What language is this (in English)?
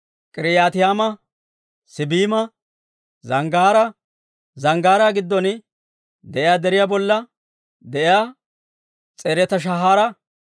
Dawro